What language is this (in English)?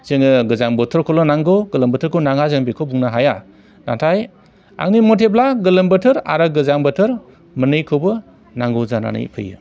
Bodo